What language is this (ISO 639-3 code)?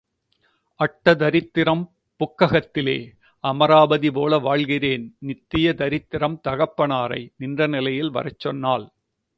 tam